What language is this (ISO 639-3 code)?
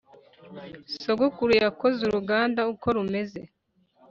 kin